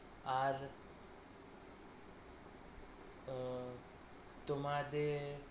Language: Bangla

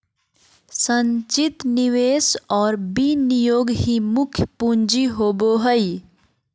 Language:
Magahi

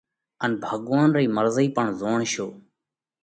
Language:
Parkari Koli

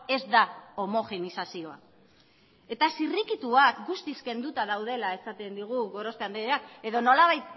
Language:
Basque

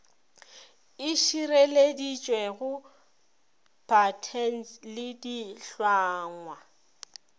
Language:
Northern Sotho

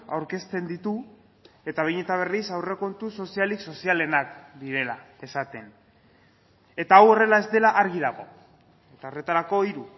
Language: Basque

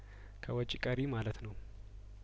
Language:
Amharic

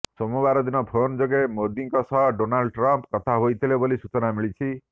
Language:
Odia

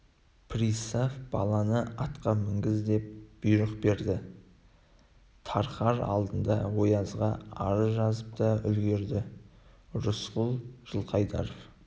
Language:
Kazakh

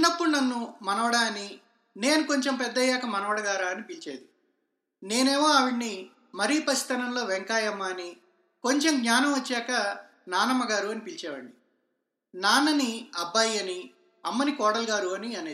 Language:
Telugu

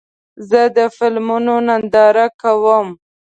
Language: Pashto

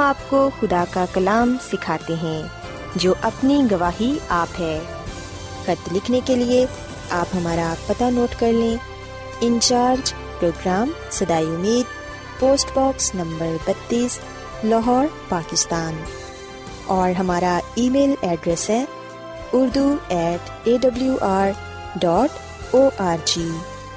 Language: Urdu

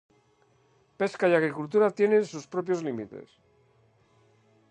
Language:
Spanish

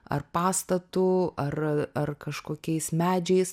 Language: Lithuanian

